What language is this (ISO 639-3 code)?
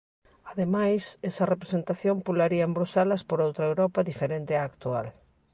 glg